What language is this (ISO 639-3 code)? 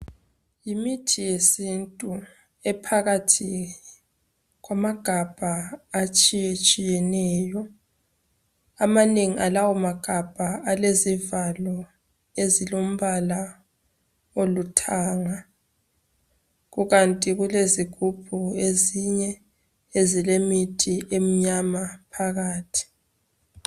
nde